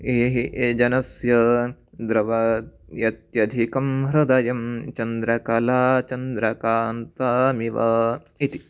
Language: Sanskrit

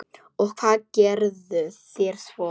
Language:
Icelandic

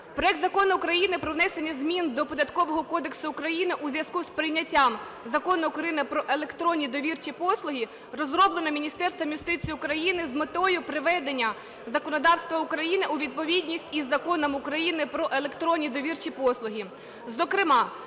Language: Ukrainian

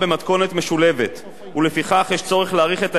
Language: Hebrew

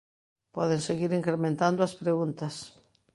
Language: Galician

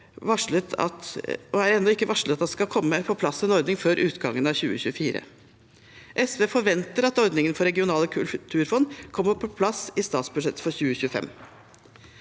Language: Norwegian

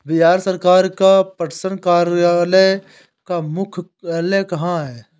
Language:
Hindi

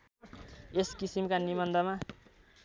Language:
Nepali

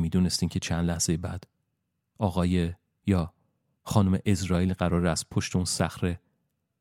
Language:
Persian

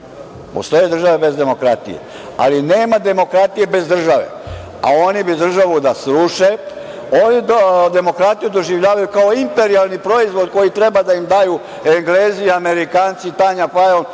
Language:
Serbian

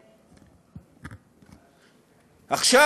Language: Hebrew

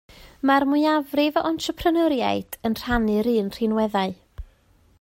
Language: Welsh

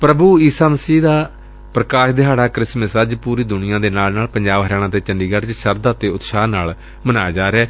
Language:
Punjabi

